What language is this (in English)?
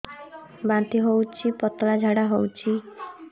Odia